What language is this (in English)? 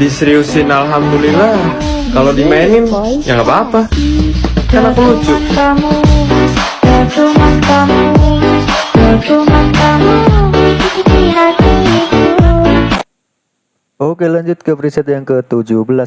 Indonesian